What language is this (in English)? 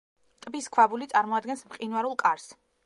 Georgian